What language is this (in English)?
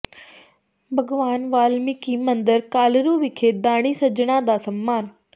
Punjabi